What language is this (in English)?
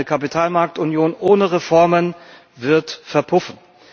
German